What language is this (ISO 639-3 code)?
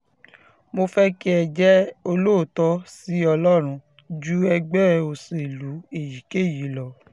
yor